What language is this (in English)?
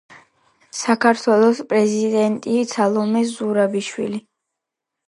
Georgian